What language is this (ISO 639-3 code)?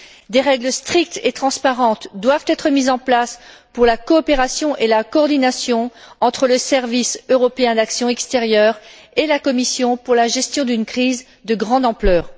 fra